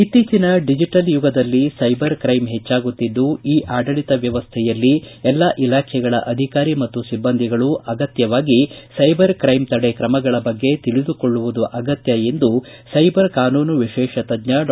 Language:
Kannada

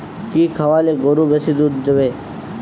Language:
Bangla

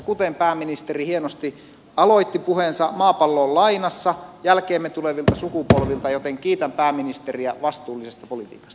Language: Finnish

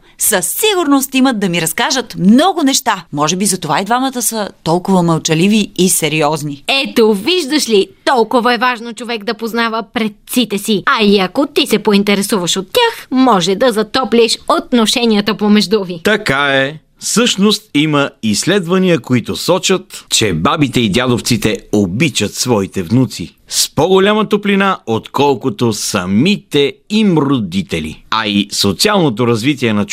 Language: Bulgarian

